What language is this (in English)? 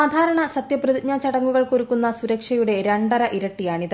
Malayalam